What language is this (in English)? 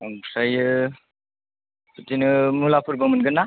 Bodo